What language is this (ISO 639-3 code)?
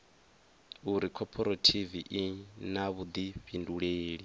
ven